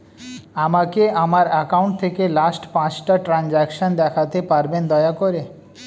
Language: Bangla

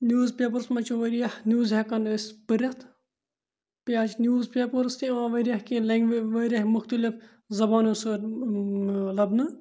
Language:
Kashmiri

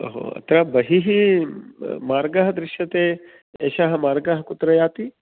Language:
Sanskrit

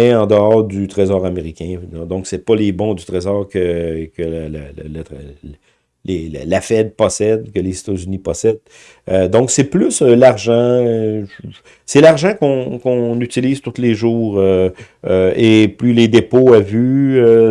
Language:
French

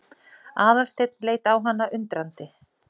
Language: Icelandic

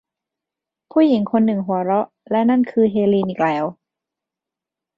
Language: Thai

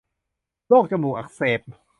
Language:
Thai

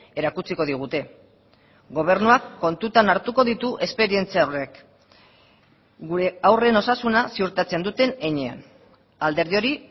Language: Basque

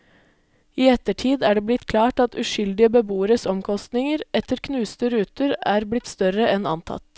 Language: Norwegian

